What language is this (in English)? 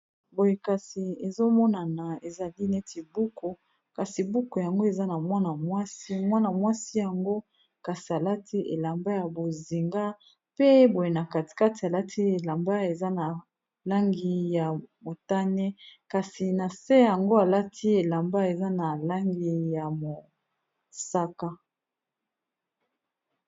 Lingala